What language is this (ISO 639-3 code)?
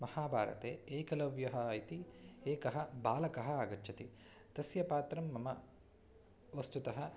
san